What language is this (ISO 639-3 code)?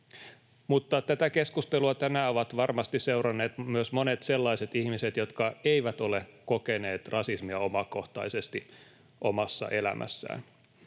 fin